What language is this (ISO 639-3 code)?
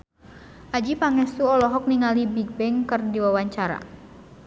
sun